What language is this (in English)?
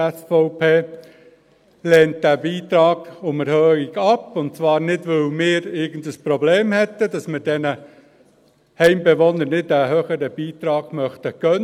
Swiss German